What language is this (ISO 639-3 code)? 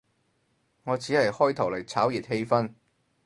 yue